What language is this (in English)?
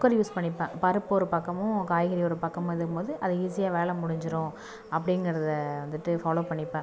Tamil